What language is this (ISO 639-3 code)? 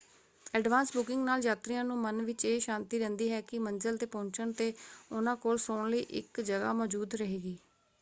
pan